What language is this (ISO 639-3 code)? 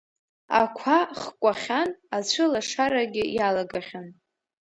abk